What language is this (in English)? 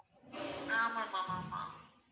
Tamil